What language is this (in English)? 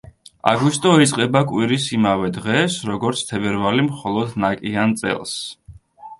Georgian